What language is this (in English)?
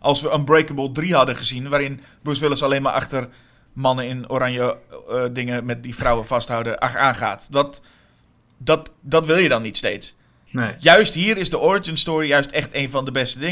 Dutch